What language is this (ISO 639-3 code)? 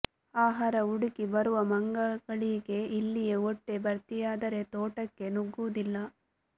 kan